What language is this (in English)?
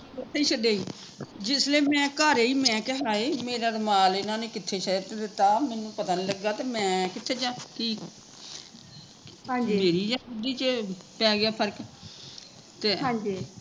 Punjabi